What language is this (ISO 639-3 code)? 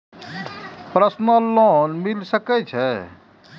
mai